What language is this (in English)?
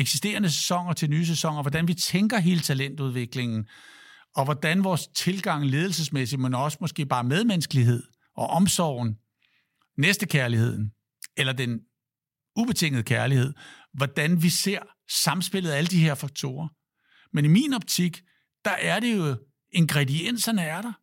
Danish